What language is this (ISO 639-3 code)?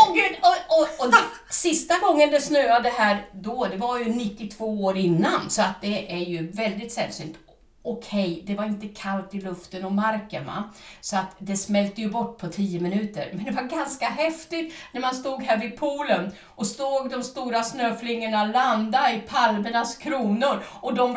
swe